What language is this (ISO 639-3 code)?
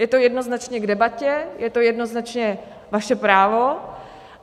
ces